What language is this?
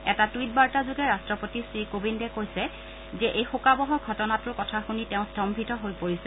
Assamese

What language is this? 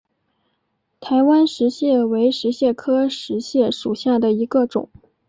Chinese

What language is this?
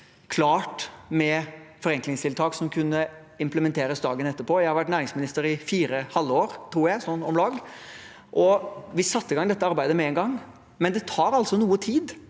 Norwegian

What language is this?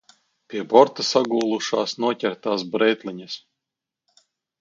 Latvian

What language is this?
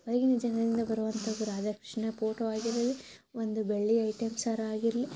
Kannada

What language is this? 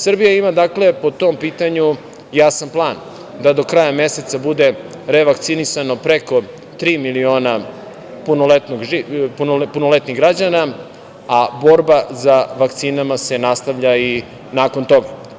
Serbian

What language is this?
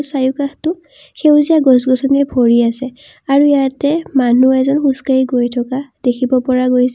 Assamese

